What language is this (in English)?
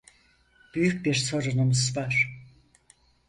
Turkish